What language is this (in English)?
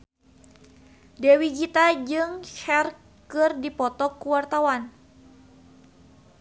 Sundanese